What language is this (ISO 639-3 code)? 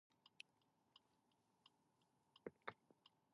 ell